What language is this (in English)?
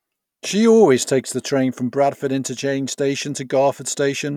English